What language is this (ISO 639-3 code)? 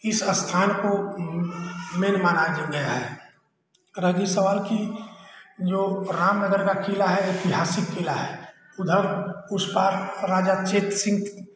hin